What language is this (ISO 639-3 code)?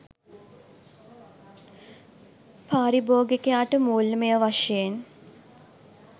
sin